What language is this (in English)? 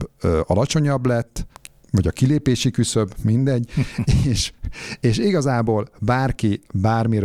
Hungarian